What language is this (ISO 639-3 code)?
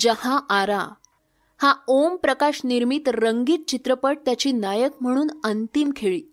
mar